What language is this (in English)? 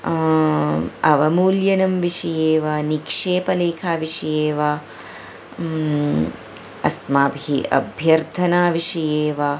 Sanskrit